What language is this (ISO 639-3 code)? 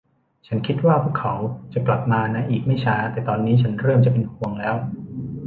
tha